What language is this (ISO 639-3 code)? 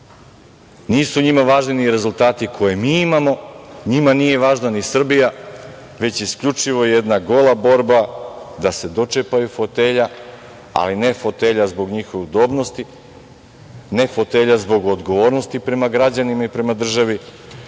srp